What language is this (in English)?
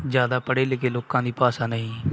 Punjabi